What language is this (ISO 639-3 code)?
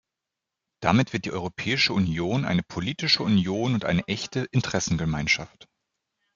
deu